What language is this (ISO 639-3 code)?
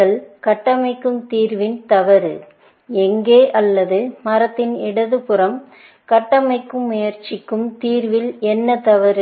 tam